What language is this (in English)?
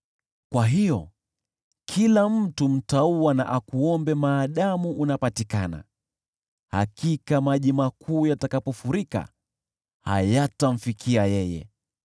Swahili